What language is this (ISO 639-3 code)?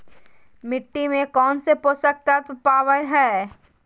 mag